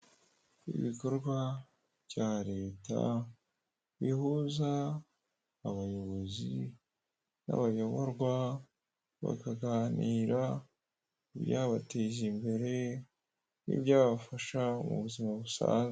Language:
Kinyarwanda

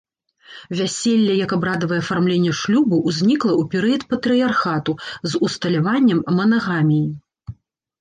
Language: Belarusian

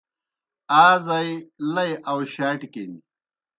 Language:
Kohistani Shina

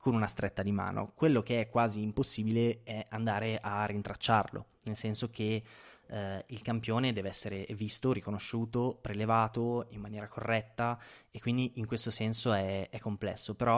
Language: Italian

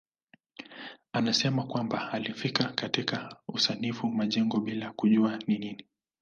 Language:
Swahili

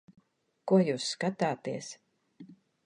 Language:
Latvian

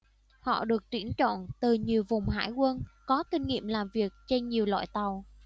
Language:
Vietnamese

